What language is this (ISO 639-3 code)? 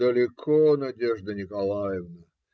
rus